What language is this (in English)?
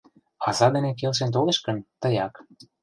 Mari